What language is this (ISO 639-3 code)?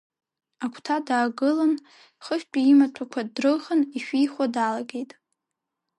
abk